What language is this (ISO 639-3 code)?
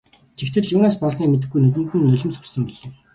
mon